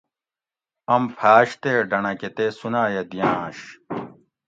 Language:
Gawri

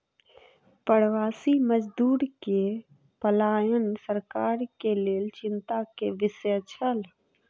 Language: Maithili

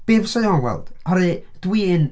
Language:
Welsh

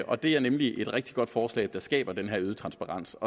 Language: Danish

